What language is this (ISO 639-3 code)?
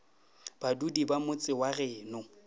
nso